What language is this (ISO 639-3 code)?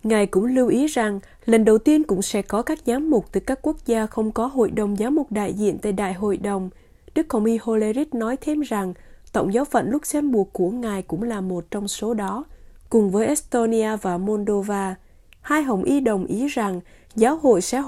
vie